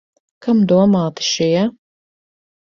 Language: Latvian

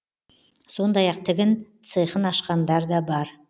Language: Kazakh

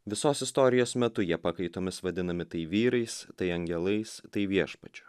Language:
Lithuanian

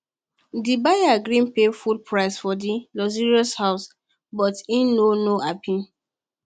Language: Nigerian Pidgin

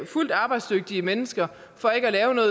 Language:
Danish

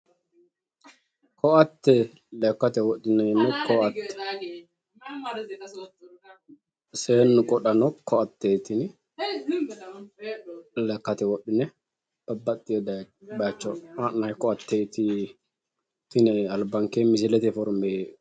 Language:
Sidamo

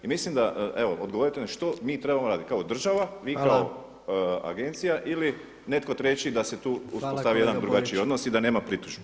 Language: Croatian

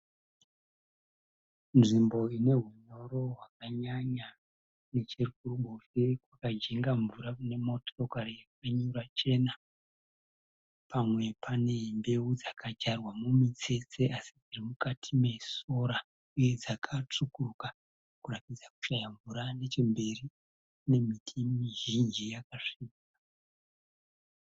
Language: Shona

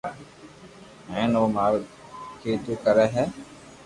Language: Loarki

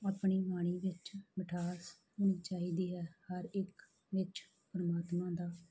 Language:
Punjabi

